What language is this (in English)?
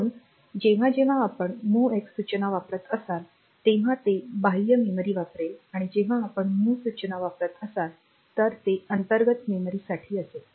Marathi